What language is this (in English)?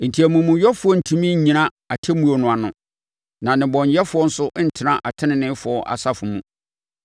Akan